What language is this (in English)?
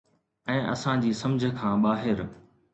Sindhi